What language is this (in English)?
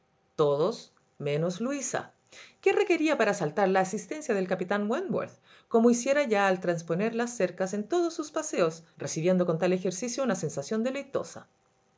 Spanish